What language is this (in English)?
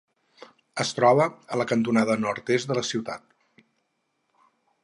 Catalan